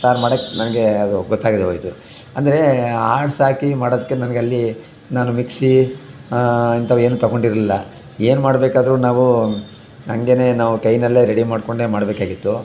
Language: Kannada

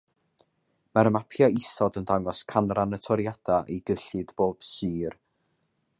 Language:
Welsh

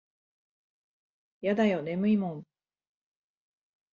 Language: Japanese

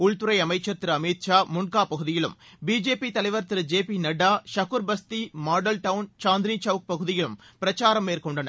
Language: Tamil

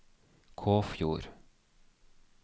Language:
Norwegian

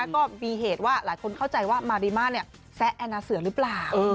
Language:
Thai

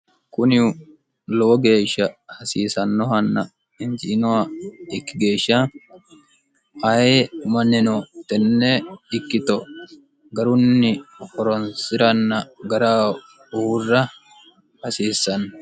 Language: Sidamo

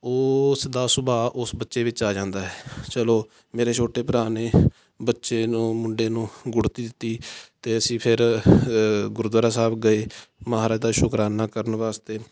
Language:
Punjabi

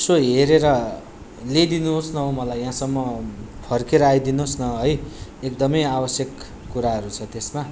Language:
Nepali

